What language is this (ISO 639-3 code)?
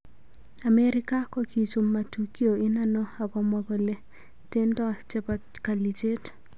kln